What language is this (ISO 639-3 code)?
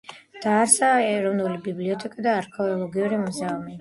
kat